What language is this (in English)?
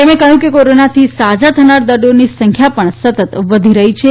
Gujarati